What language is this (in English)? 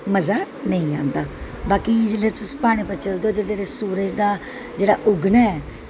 Dogri